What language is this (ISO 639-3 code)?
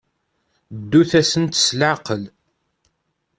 kab